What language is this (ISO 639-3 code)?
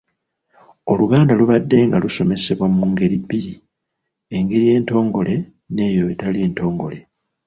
lug